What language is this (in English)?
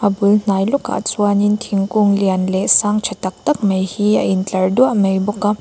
Mizo